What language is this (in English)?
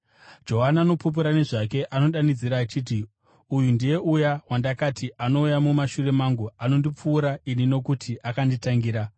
Shona